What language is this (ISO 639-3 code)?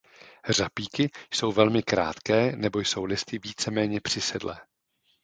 ces